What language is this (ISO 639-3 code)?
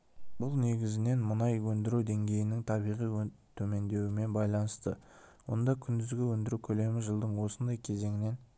kaz